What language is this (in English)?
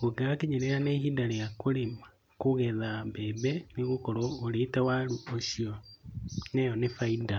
Kikuyu